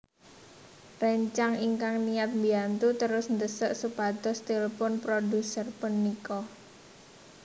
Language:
Javanese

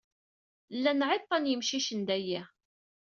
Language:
Kabyle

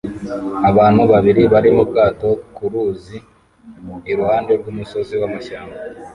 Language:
Kinyarwanda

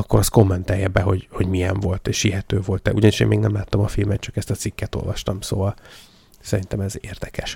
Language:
Hungarian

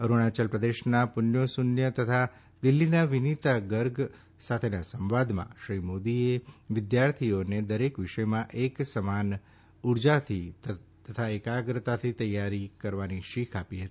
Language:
Gujarati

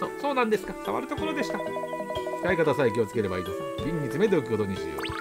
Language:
Japanese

